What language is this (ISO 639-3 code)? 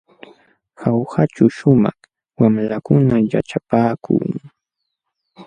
qxw